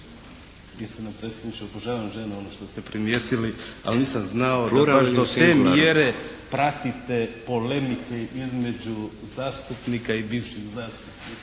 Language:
Croatian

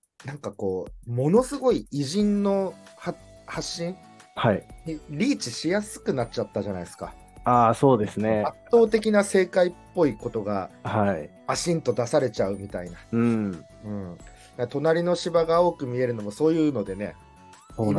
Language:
Japanese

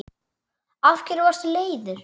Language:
Icelandic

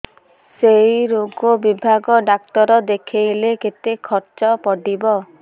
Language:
Odia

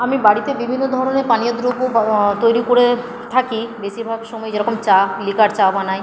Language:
Bangla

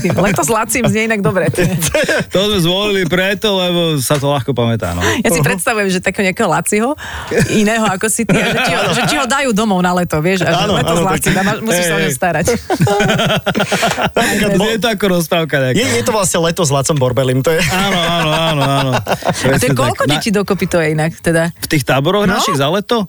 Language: Slovak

